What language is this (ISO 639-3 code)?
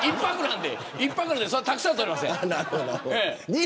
jpn